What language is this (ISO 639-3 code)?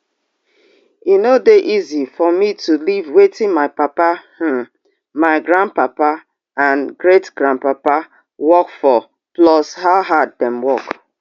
pcm